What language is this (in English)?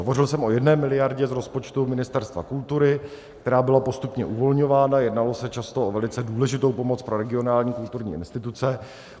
Czech